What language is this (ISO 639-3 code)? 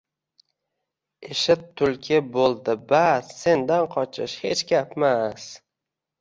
uzb